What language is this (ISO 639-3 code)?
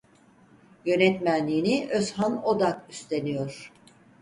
tur